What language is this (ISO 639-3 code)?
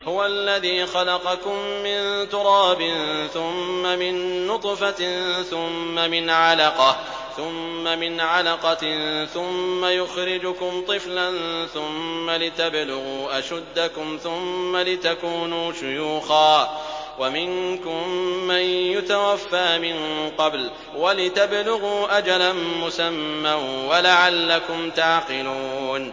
ara